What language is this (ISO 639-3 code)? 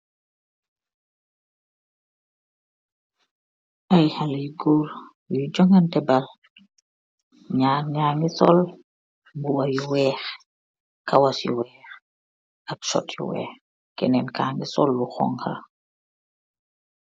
wol